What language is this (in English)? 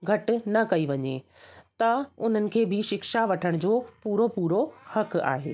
Sindhi